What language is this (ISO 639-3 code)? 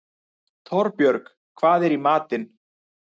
isl